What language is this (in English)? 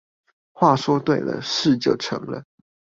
Chinese